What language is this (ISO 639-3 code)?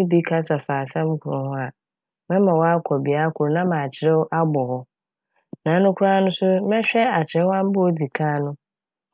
aka